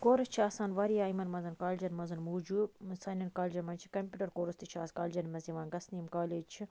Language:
Kashmiri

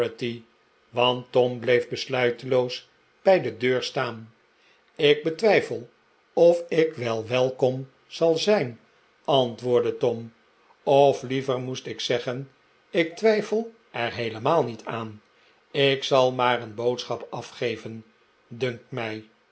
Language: Dutch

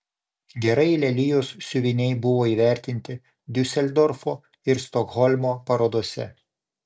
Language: Lithuanian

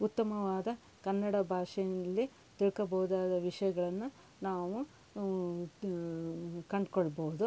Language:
Kannada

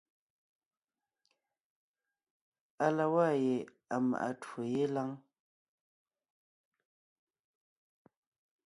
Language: Ngiemboon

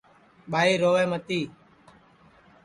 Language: Sansi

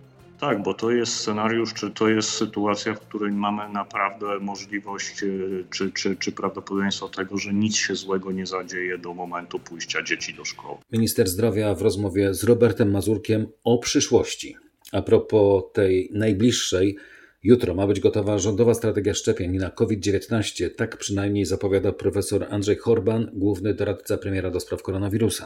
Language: Polish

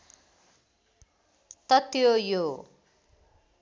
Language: Nepali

